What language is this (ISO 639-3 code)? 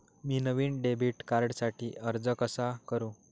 mar